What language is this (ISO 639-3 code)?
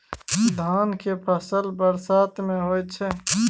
mai